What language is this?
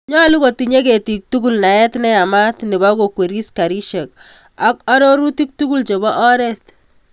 Kalenjin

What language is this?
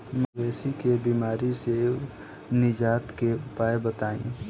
Bhojpuri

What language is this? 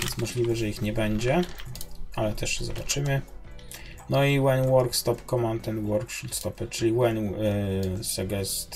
Polish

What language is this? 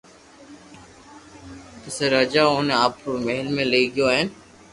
Loarki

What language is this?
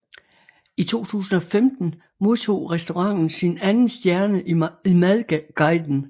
Danish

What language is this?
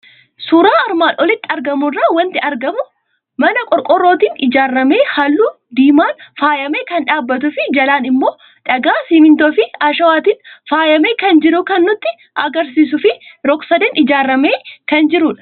Oromo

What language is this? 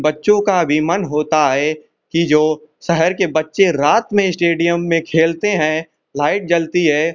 Hindi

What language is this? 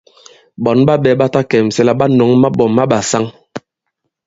Bankon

